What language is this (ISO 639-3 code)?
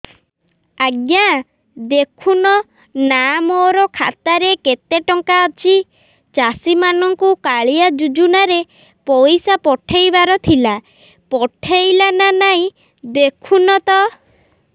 ori